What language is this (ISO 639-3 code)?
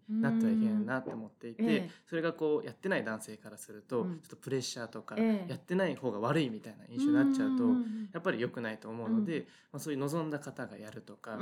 jpn